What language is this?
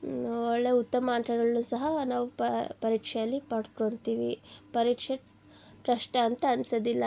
Kannada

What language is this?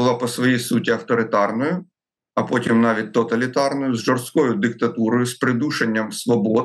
Ukrainian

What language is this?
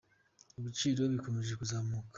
Kinyarwanda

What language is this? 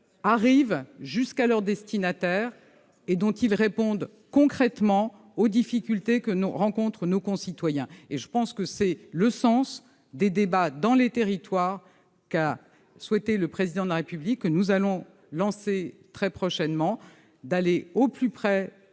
French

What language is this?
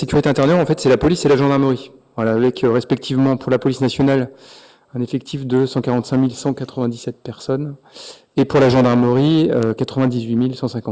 French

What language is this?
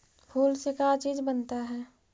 Magahi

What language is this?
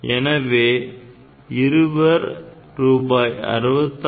Tamil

